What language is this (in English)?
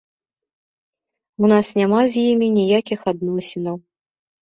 Belarusian